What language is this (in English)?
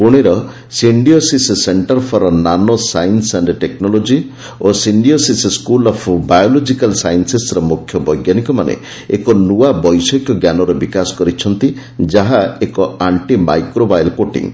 Odia